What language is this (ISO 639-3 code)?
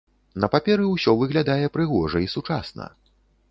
bel